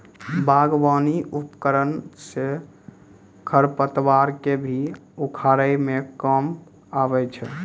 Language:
Maithili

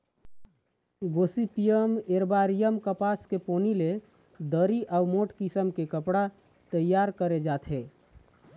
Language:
Chhattisgarhi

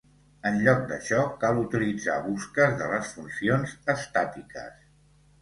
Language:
Catalan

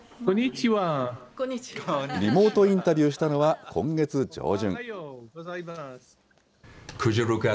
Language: Japanese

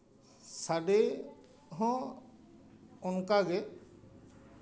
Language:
Santali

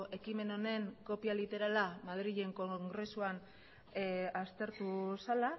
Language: Basque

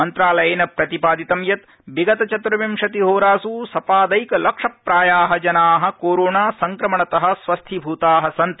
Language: Sanskrit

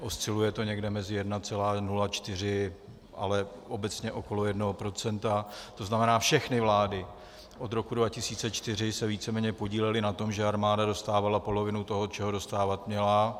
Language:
Czech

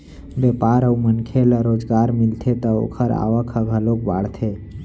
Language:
Chhattisgarhi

